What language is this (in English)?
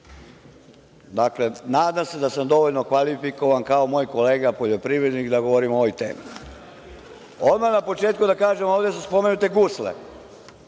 Serbian